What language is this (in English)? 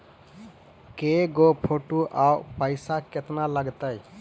Magahi